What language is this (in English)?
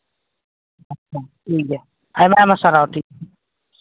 Santali